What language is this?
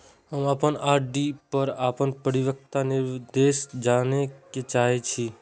Maithili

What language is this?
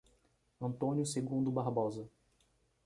Portuguese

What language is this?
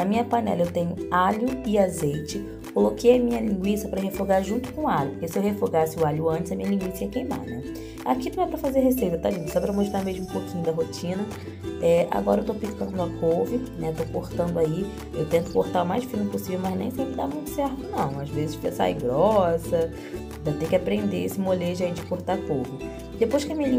Portuguese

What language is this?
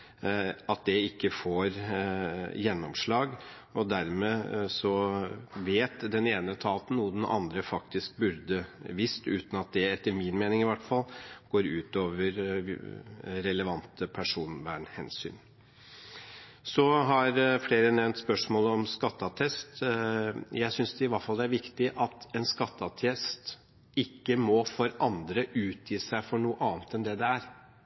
Norwegian Bokmål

